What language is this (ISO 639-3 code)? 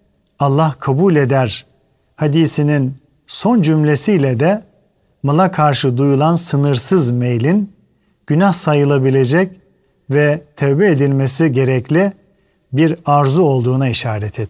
tur